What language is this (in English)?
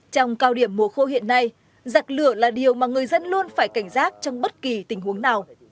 Vietnamese